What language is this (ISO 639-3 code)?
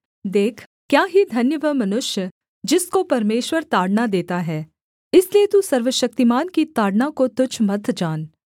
hin